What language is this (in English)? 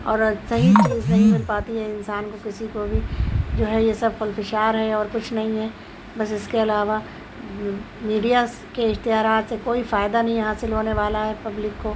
Urdu